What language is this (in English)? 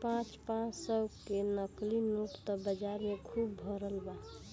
Bhojpuri